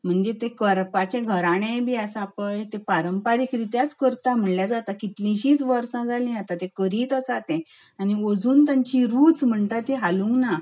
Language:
Konkani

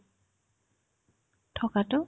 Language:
Assamese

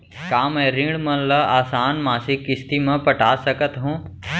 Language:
Chhattisgarhi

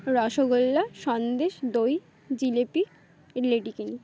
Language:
Bangla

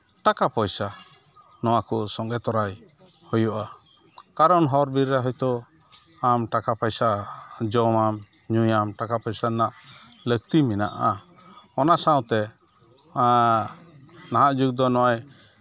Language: Santali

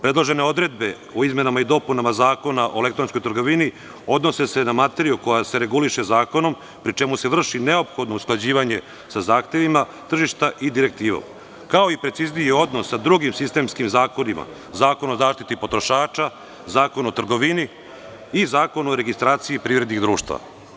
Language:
Serbian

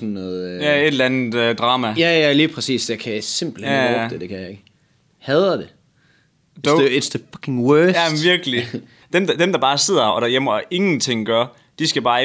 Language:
Danish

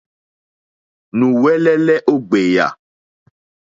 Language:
Mokpwe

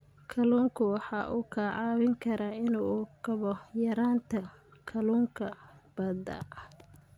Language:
Somali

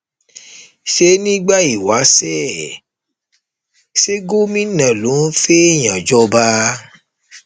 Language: Yoruba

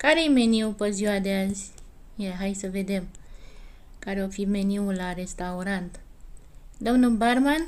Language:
Romanian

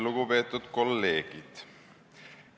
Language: Estonian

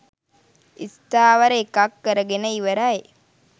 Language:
Sinhala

